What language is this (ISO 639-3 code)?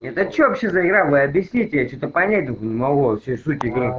rus